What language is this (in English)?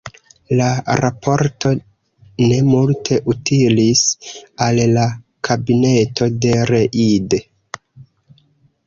Esperanto